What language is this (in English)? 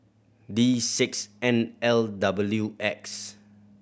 English